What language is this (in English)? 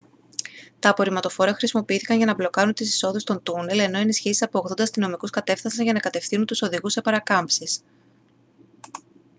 Greek